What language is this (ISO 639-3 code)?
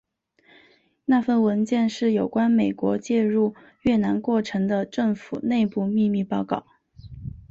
zho